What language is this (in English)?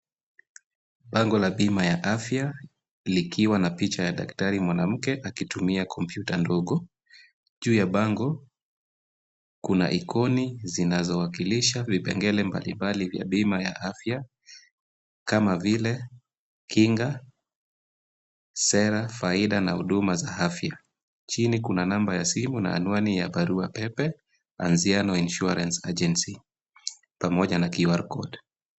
Swahili